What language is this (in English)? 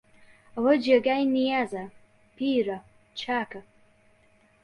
Central Kurdish